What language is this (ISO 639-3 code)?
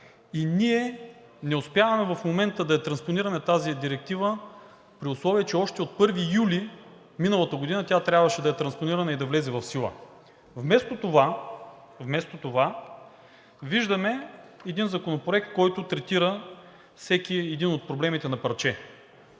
bul